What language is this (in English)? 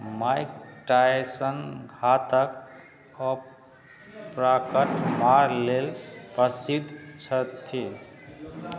Maithili